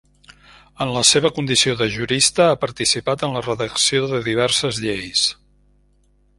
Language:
Catalan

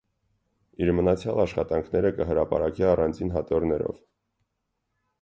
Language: Armenian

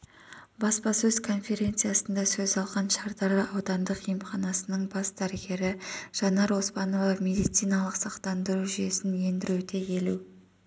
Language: Kazakh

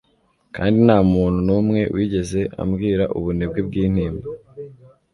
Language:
Kinyarwanda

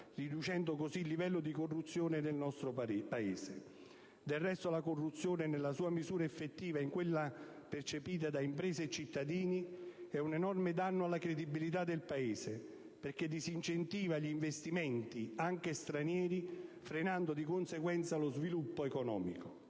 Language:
Italian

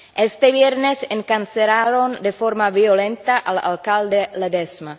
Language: Spanish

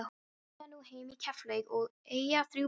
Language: Icelandic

